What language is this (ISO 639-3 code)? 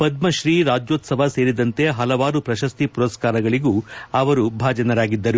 kan